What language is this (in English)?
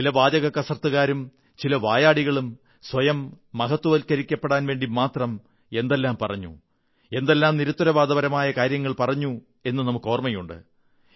Malayalam